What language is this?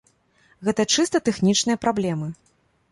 Belarusian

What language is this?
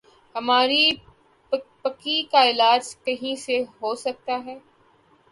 Urdu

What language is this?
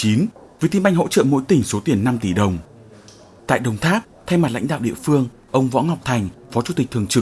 Vietnamese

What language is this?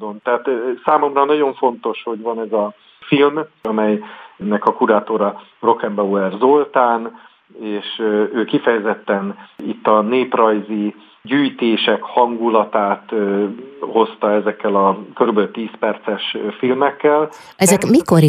Hungarian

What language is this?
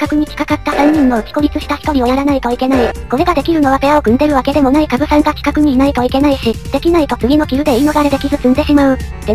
Japanese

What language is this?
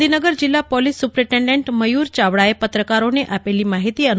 Gujarati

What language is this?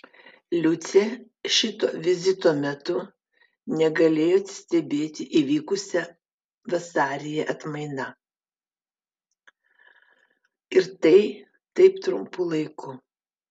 Lithuanian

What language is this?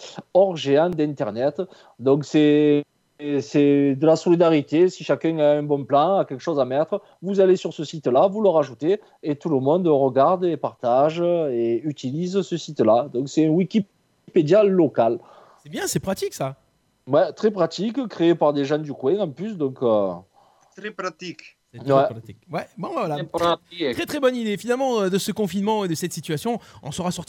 French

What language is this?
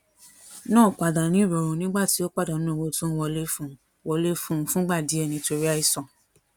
Yoruba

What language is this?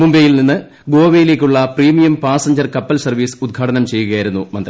Malayalam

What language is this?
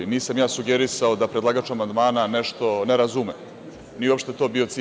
Serbian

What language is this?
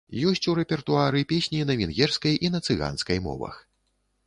Belarusian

